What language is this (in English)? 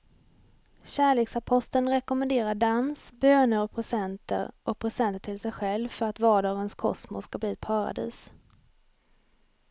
Swedish